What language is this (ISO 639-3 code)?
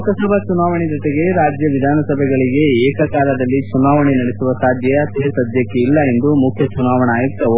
kan